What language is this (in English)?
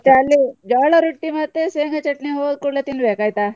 Kannada